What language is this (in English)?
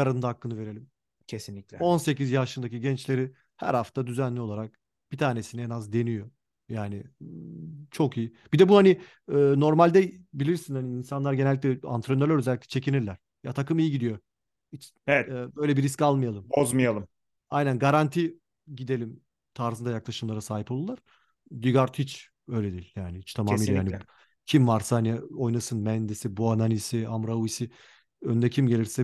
Turkish